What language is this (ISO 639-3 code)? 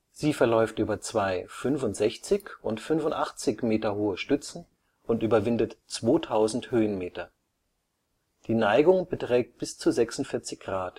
deu